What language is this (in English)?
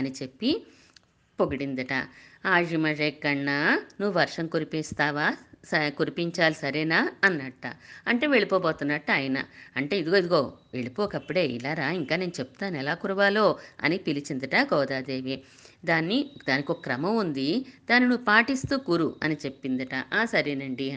Telugu